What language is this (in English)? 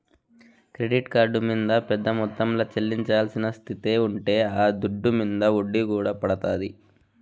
Telugu